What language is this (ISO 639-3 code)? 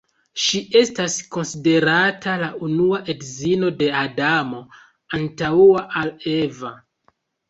epo